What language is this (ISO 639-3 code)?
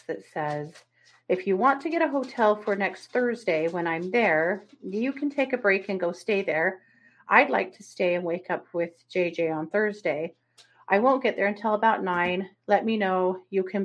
eng